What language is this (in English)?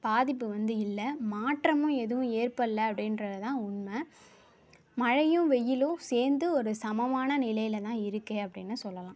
Tamil